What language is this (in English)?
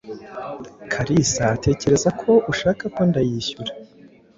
Kinyarwanda